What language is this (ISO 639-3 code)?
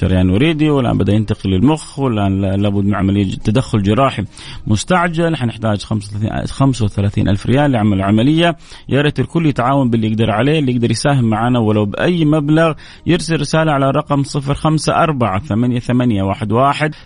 ara